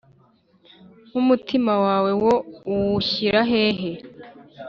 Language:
Kinyarwanda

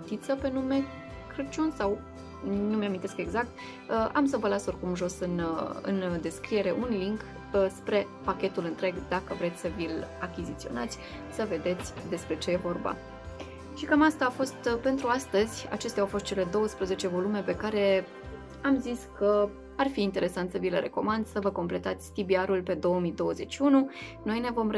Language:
Romanian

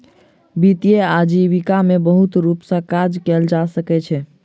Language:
Maithili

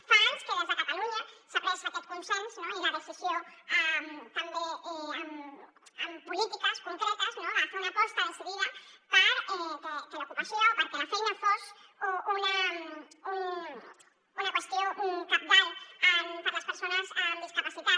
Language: Catalan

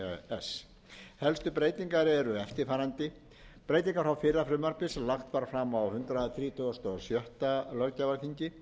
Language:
Icelandic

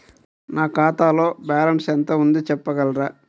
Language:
Telugu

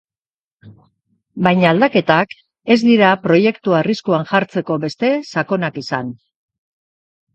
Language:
Basque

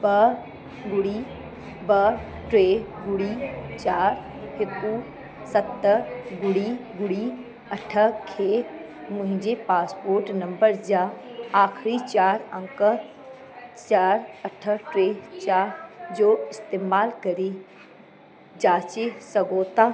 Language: Sindhi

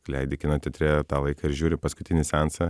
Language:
Lithuanian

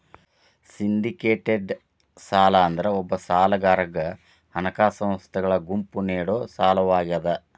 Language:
Kannada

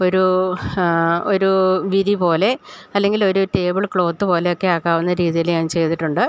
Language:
Malayalam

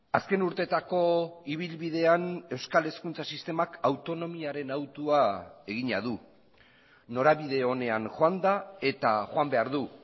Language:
Basque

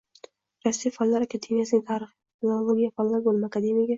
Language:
Uzbek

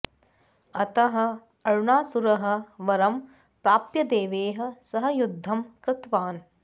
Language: Sanskrit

